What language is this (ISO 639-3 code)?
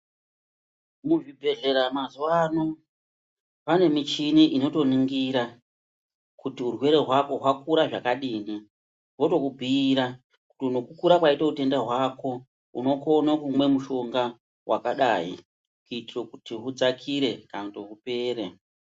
ndc